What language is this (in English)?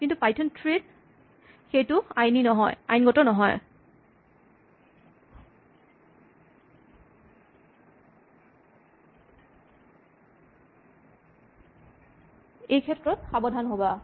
Assamese